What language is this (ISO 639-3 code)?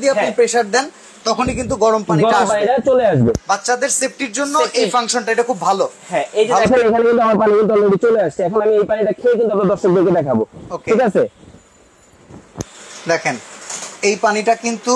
ben